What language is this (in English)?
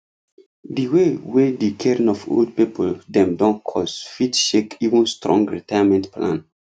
Nigerian Pidgin